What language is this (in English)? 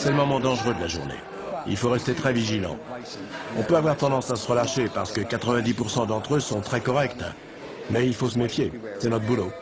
French